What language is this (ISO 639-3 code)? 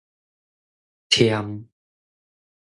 nan